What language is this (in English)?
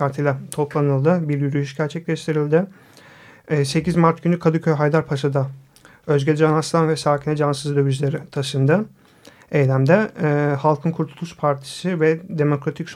Turkish